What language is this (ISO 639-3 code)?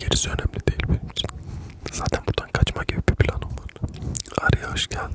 tur